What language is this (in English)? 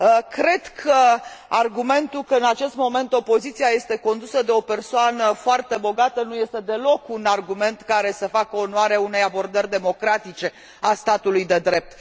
Romanian